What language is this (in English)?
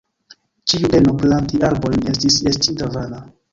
Esperanto